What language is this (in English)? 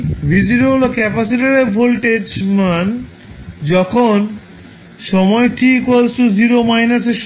Bangla